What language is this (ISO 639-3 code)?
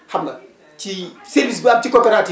wol